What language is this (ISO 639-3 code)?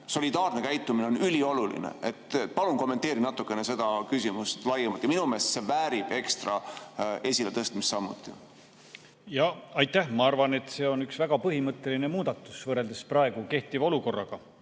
est